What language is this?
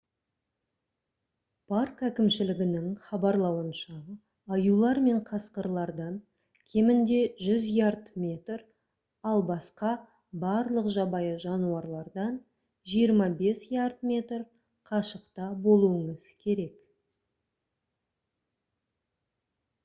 Kazakh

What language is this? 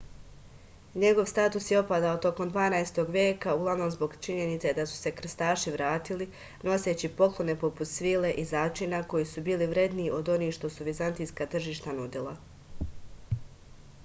Serbian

